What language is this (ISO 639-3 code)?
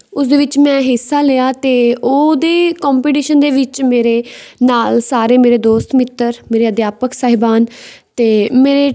pan